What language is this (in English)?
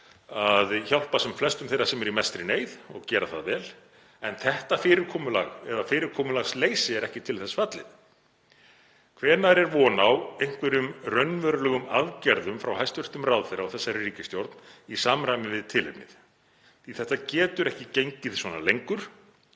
Icelandic